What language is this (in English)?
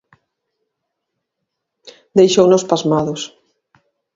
Galician